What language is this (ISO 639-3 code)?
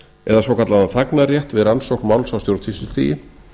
isl